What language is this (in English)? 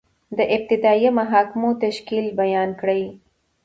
Pashto